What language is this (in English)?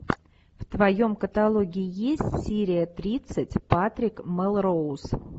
Russian